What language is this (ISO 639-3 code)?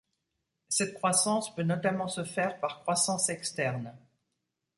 fra